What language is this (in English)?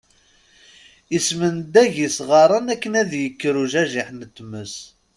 Kabyle